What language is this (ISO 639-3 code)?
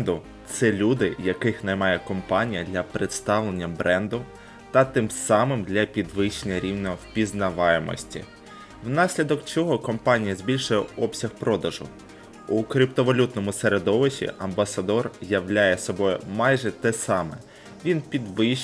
ukr